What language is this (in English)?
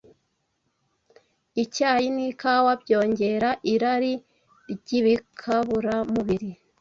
Kinyarwanda